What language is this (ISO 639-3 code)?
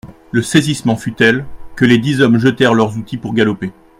fra